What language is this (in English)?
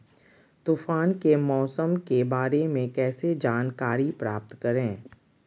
Magahi